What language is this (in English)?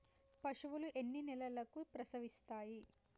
Telugu